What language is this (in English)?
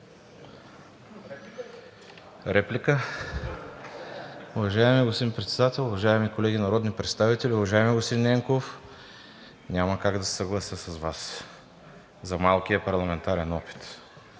Bulgarian